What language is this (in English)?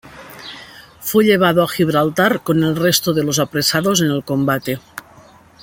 Spanish